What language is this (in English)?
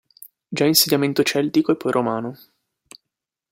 Italian